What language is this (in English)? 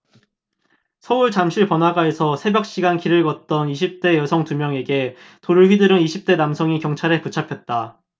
Korean